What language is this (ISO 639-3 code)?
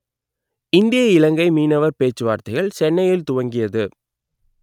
tam